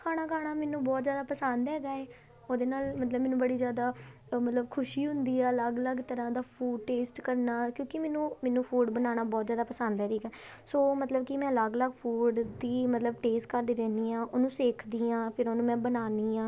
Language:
Punjabi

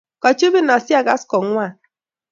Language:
Kalenjin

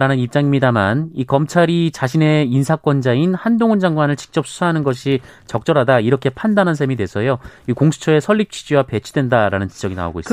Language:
Korean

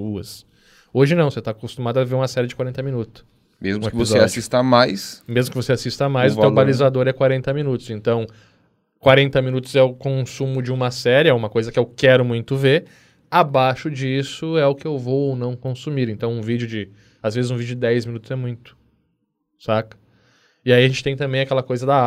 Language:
Portuguese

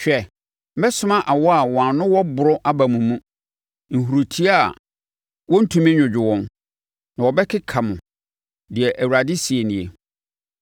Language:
Akan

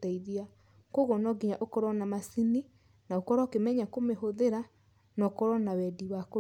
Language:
Kikuyu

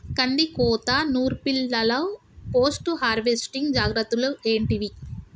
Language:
Telugu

